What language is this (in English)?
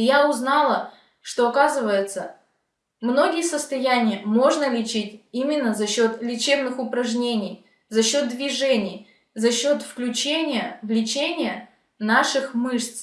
Russian